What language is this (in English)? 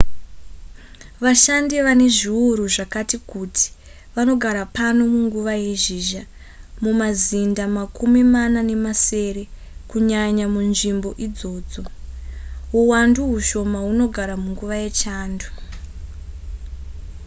Shona